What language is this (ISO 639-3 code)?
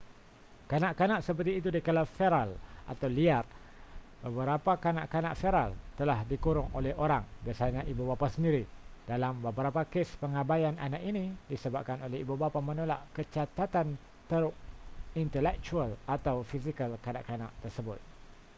msa